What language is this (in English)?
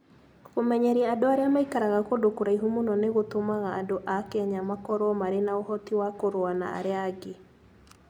Kikuyu